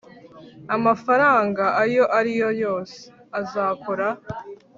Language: Kinyarwanda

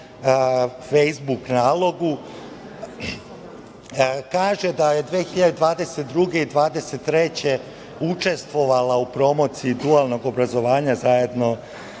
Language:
Serbian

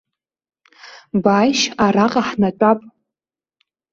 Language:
Abkhazian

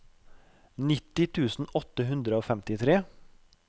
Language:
Norwegian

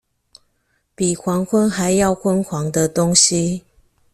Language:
Chinese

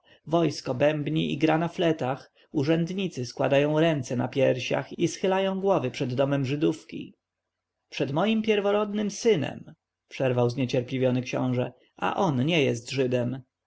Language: Polish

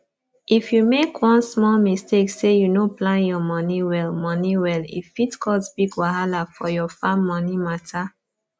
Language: Nigerian Pidgin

